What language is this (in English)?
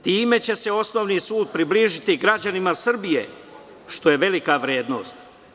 Serbian